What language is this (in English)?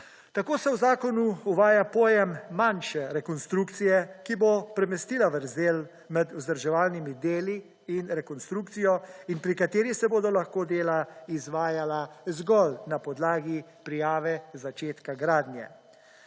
Slovenian